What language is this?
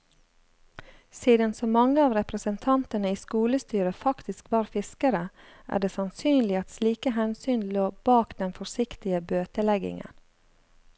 Norwegian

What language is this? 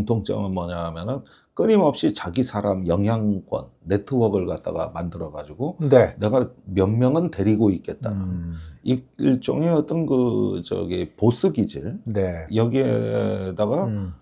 Korean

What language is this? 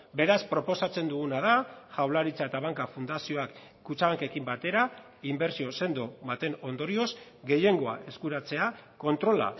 Basque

